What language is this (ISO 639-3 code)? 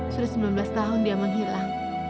ind